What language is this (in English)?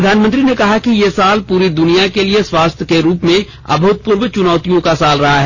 Hindi